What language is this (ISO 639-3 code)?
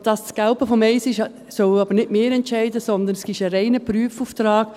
gsw